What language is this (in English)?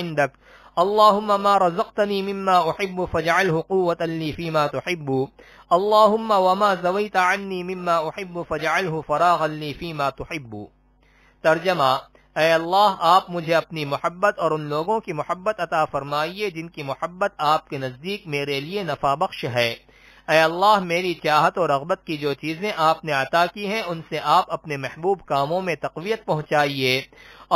Arabic